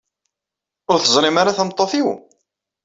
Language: Kabyle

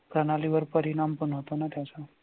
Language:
Marathi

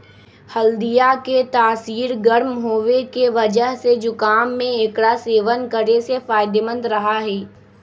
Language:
Magahi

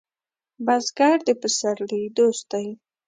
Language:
Pashto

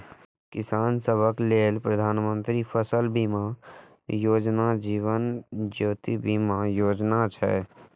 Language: Maithili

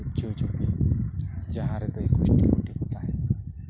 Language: Santali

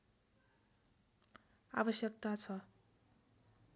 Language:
Nepali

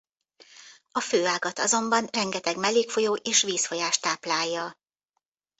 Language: Hungarian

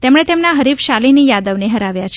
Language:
Gujarati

